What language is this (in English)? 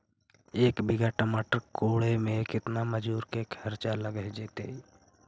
Magahi